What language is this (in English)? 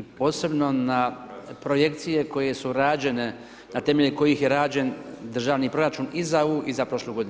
Croatian